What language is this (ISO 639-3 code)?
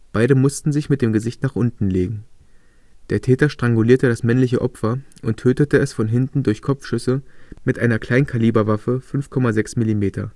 deu